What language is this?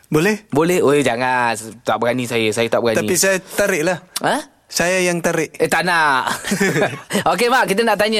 Malay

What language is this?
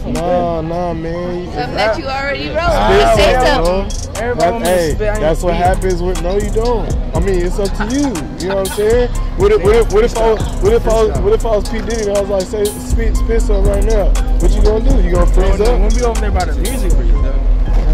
English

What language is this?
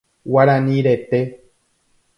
Guarani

